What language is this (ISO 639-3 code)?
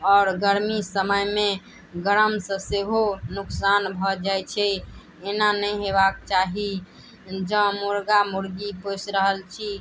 mai